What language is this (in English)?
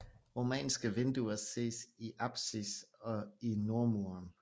Danish